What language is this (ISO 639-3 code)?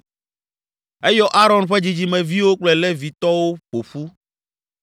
ewe